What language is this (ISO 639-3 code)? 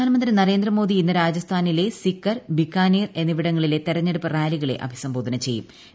mal